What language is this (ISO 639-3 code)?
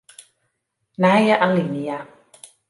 fry